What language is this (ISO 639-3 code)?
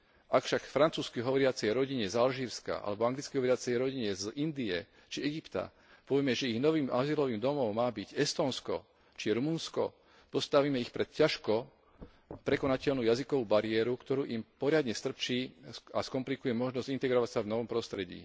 slk